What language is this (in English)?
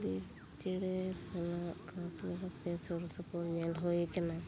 Santali